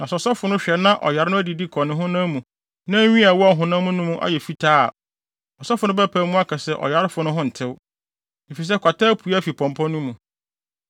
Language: Akan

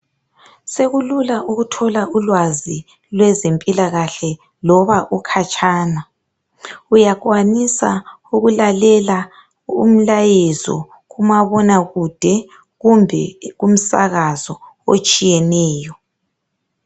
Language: North Ndebele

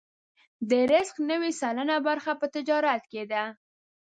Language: Pashto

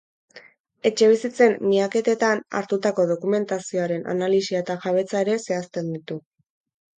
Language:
Basque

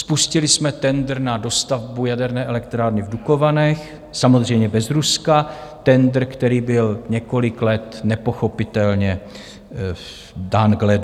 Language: Czech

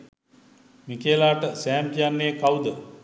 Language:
Sinhala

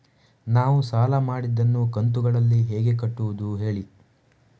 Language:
Kannada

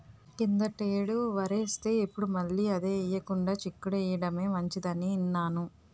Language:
Telugu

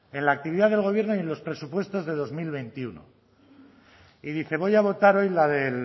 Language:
Spanish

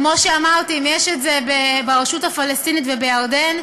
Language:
Hebrew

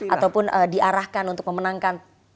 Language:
Indonesian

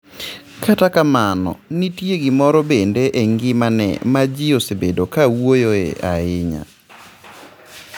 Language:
Luo (Kenya and Tanzania)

